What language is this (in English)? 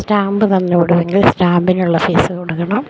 Malayalam